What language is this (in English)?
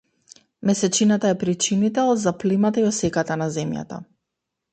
Macedonian